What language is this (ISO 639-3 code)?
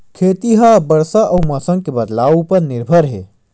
hne